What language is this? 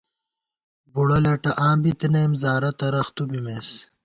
Gawar-Bati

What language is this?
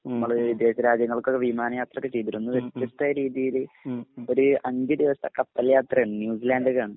Malayalam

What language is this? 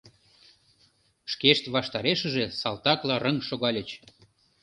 Mari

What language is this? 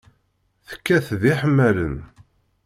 Kabyle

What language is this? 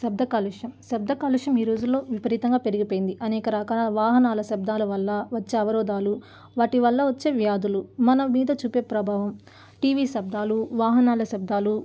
Telugu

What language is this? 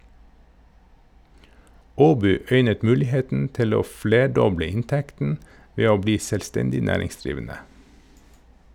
Norwegian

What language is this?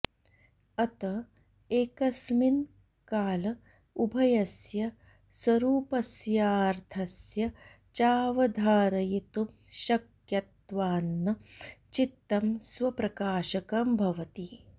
Sanskrit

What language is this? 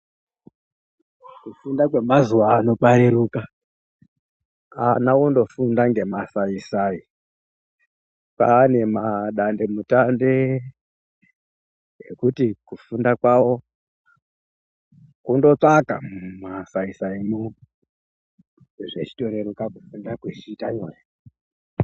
Ndau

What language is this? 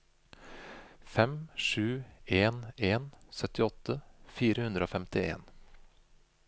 Norwegian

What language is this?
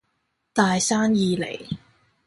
Cantonese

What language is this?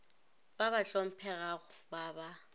Northern Sotho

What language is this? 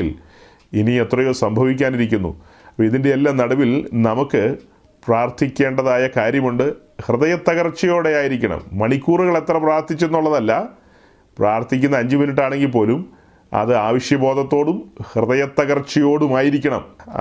Malayalam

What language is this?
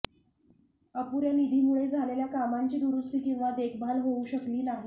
Marathi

